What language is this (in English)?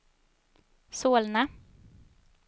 Swedish